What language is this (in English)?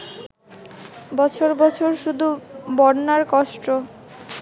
Bangla